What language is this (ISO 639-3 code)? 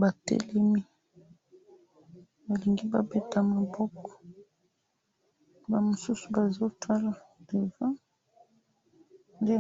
lin